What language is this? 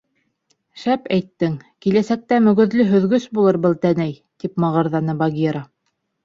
Bashkir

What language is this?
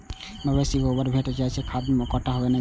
Maithili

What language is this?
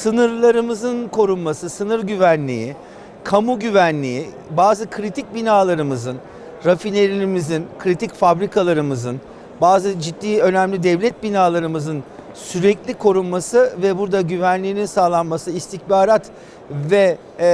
Turkish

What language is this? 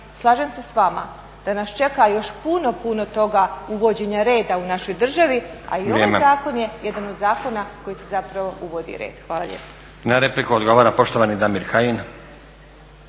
Croatian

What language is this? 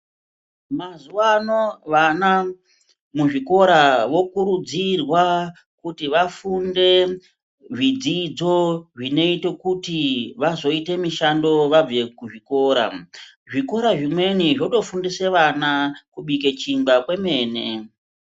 Ndau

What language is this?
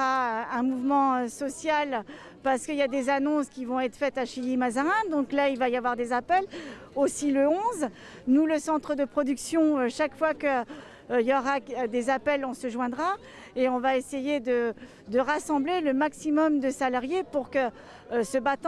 French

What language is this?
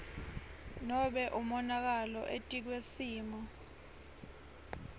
Swati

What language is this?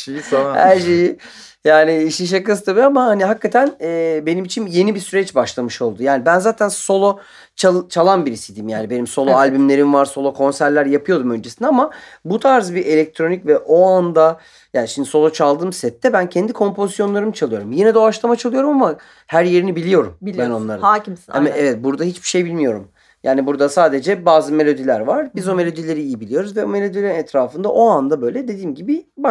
Turkish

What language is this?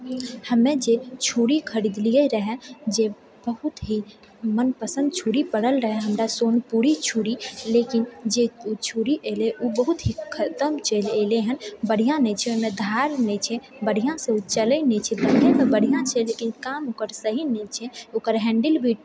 Maithili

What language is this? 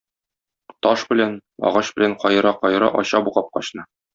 Tatar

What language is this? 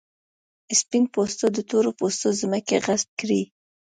Pashto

